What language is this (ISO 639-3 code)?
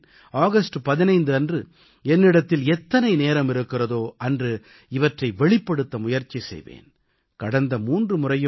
tam